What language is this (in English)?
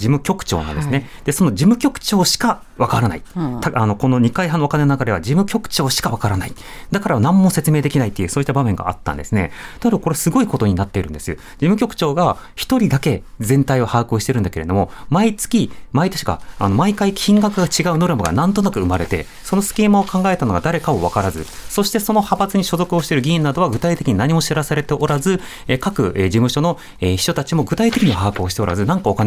Japanese